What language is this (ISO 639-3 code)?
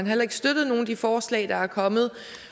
dan